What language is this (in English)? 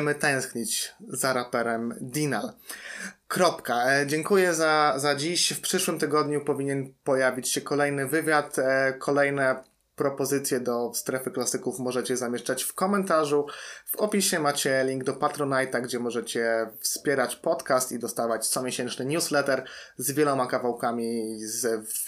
Polish